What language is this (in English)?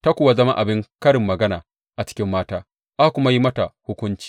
Hausa